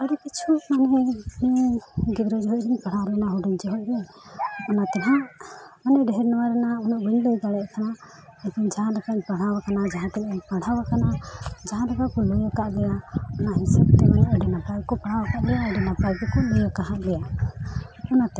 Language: Santali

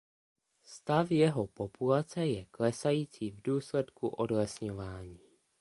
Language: Czech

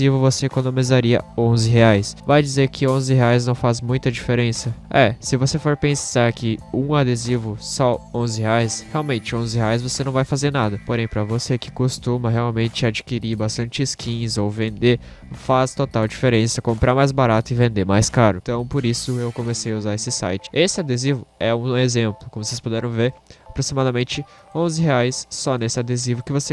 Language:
Portuguese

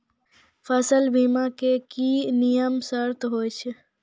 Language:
Maithili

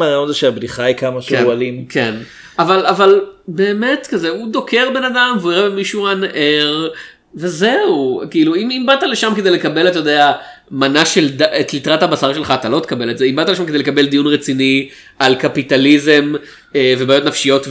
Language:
Hebrew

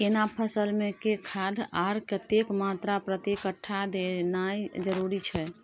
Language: Maithili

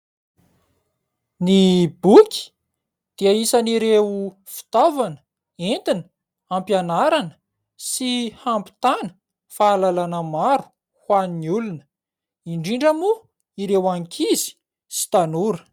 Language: Malagasy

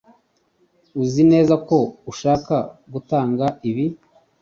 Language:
Kinyarwanda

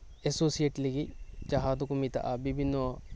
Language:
Santali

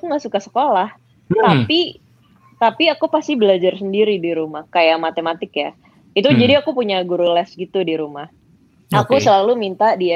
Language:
Indonesian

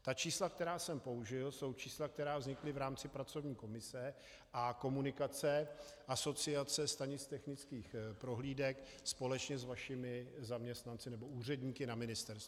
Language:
Czech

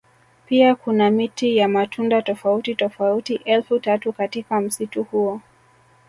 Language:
Swahili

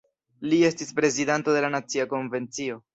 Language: Esperanto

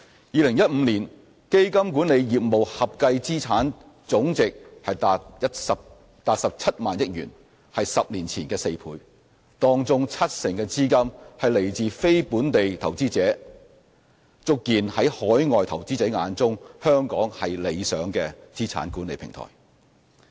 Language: Cantonese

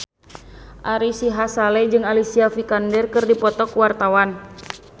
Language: Sundanese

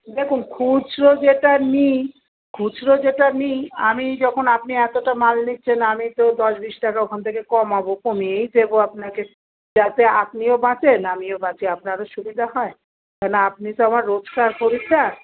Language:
Bangla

